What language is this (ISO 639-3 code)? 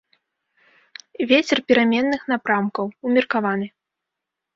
bel